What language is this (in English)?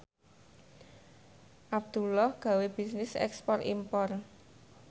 Javanese